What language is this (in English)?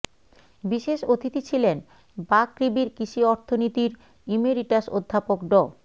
Bangla